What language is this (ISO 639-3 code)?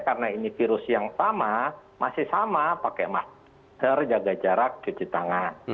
ind